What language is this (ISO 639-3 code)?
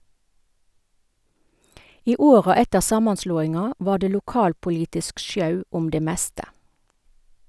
nor